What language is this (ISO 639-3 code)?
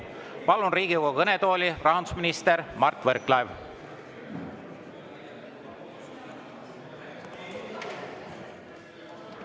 est